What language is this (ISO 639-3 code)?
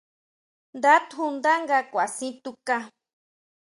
mau